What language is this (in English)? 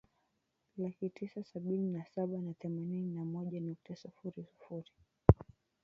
Swahili